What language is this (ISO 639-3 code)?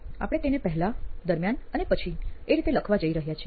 guj